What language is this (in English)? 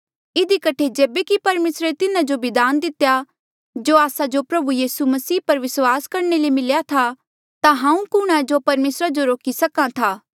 Mandeali